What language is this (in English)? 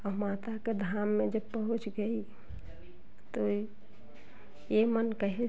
Hindi